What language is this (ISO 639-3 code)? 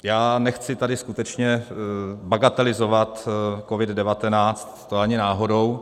ces